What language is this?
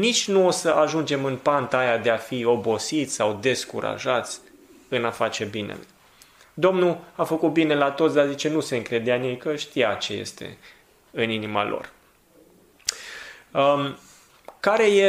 Romanian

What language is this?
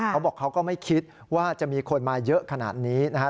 Thai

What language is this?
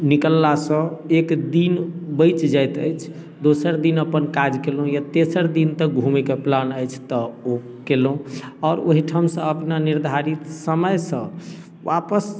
Maithili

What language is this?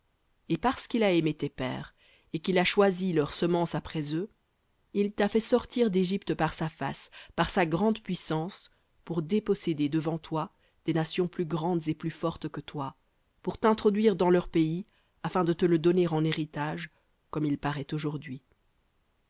French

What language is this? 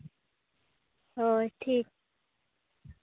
Santali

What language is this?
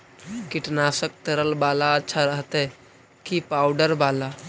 Magahi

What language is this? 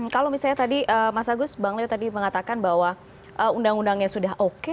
Indonesian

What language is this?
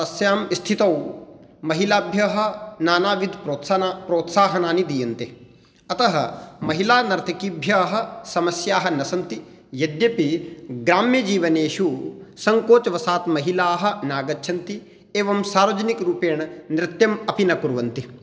Sanskrit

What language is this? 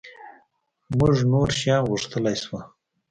Pashto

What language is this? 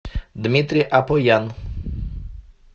Russian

